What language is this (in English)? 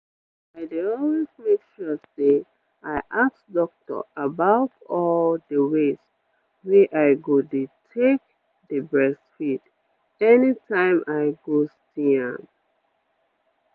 Nigerian Pidgin